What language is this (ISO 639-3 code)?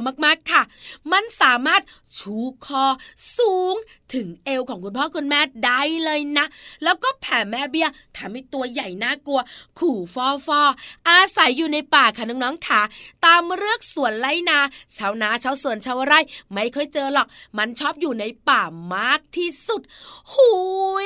tha